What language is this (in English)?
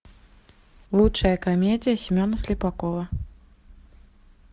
Russian